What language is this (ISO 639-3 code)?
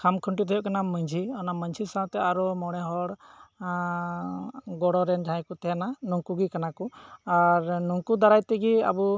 sat